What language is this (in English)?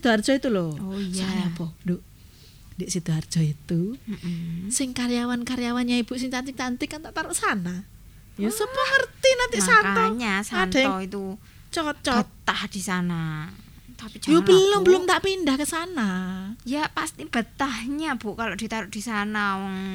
Indonesian